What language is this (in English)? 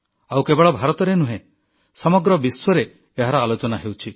Odia